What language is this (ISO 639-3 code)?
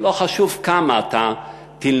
heb